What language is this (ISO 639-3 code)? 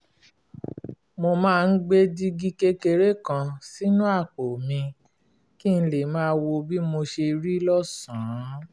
yor